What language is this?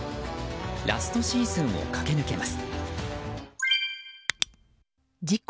Japanese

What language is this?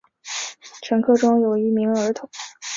Chinese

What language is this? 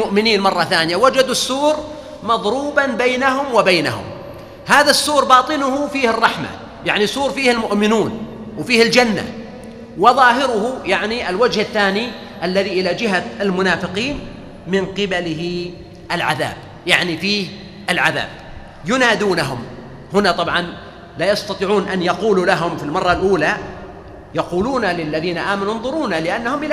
Arabic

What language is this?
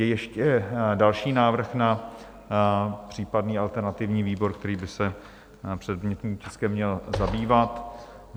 Czech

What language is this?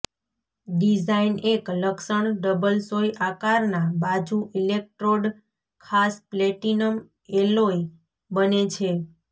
Gujarati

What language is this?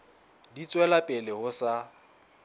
Southern Sotho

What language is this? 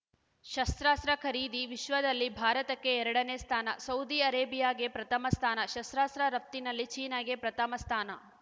Kannada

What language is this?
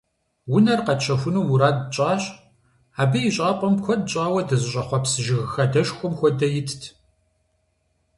Kabardian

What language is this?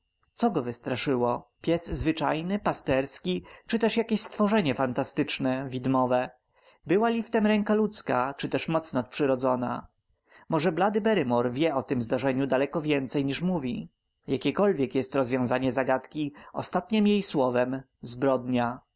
Polish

